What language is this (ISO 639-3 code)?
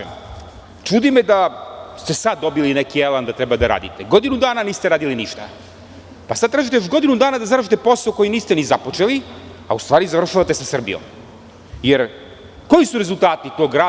srp